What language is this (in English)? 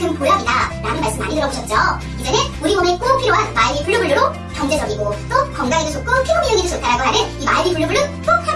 Korean